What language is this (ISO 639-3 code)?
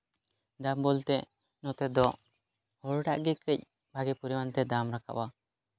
sat